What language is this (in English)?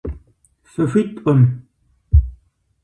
Kabardian